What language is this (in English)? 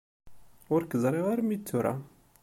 Kabyle